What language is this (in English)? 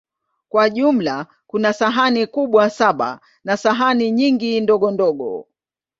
Swahili